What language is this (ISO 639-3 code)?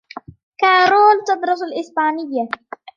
ara